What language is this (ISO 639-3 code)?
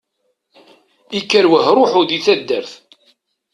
kab